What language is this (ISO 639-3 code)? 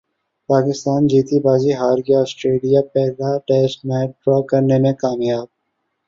urd